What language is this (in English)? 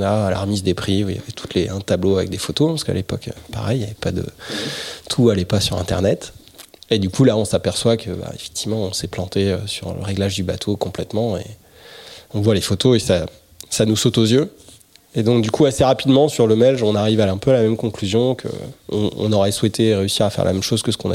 French